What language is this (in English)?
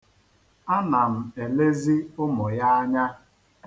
Igbo